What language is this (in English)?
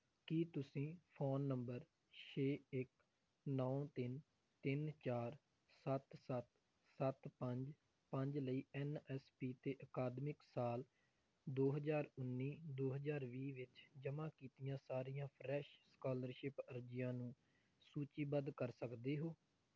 Punjabi